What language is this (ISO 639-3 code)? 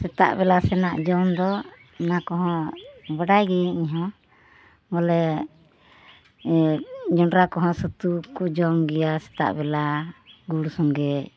sat